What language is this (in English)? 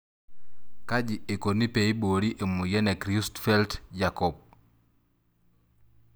Masai